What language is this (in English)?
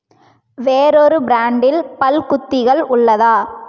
Tamil